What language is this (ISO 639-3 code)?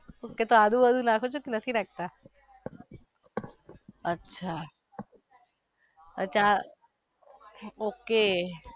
guj